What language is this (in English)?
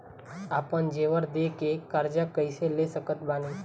Bhojpuri